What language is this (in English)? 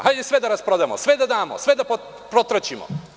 Serbian